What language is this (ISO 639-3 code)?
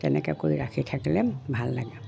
asm